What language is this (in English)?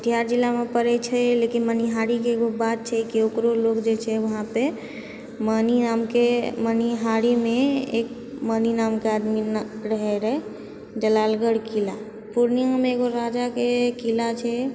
Maithili